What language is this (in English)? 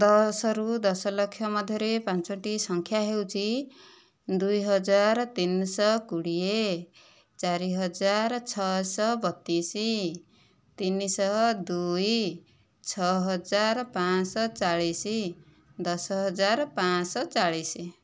Odia